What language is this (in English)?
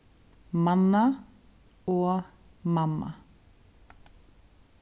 Faroese